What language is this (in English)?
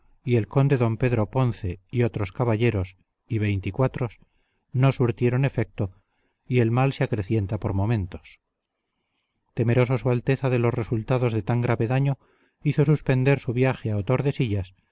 Spanish